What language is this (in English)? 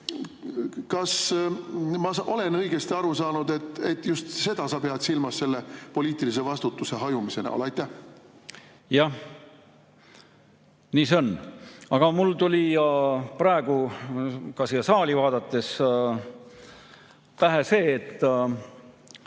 Estonian